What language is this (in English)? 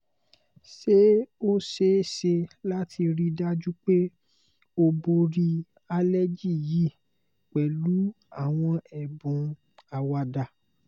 Yoruba